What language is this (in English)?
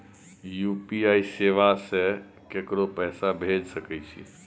Maithili